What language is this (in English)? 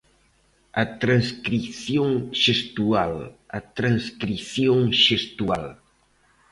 Galician